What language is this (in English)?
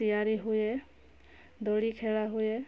Odia